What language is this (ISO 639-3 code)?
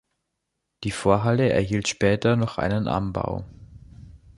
deu